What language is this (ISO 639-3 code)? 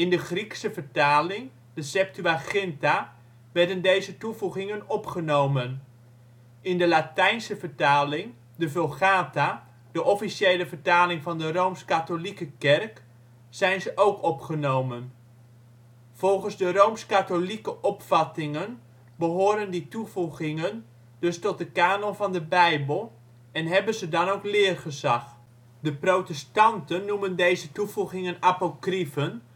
nld